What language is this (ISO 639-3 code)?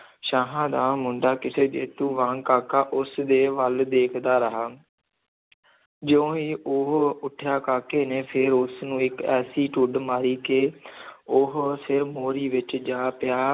pan